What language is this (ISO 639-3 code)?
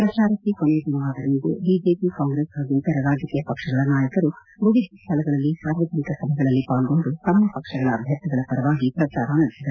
kan